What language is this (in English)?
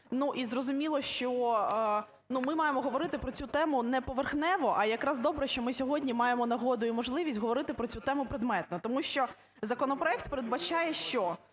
Ukrainian